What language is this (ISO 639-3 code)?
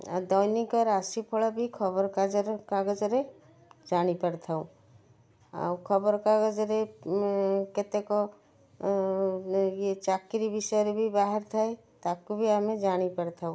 ori